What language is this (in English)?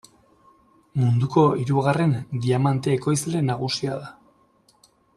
Basque